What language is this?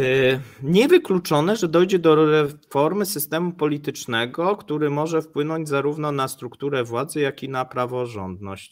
Polish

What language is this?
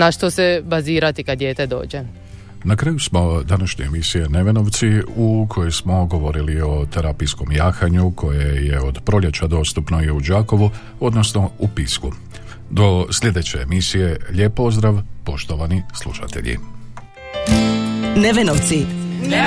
Croatian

